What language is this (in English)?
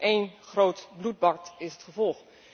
Dutch